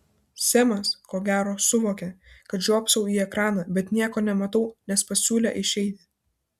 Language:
Lithuanian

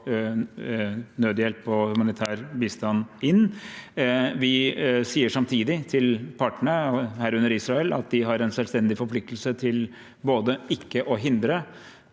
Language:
Norwegian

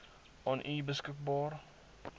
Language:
Afrikaans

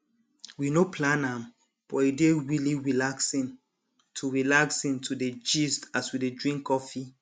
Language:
Nigerian Pidgin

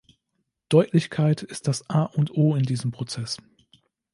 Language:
German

